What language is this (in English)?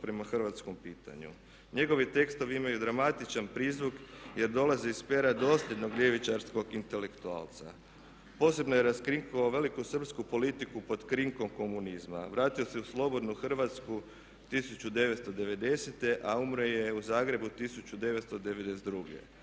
Croatian